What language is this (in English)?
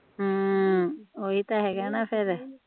Punjabi